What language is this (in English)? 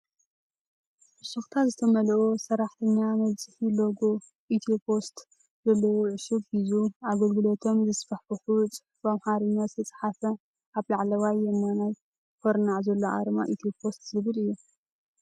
Tigrinya